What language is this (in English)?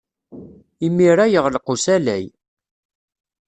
Kabyle